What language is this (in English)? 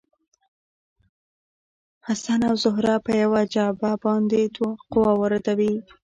Pashto